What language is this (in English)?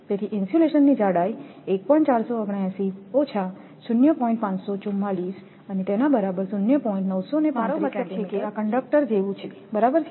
Gujarati